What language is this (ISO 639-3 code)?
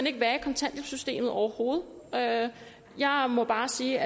dan